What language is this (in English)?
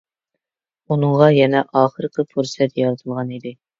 Uyghur